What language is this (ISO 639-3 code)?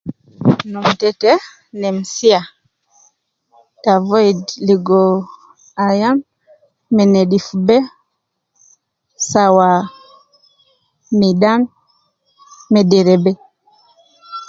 kcn